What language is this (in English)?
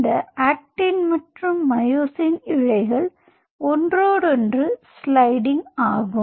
Tamil